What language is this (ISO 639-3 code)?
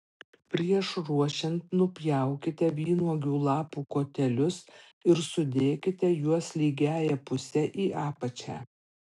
lit